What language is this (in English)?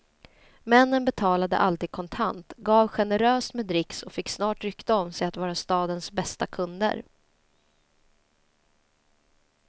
Swedish